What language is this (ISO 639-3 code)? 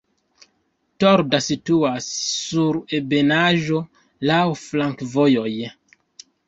epo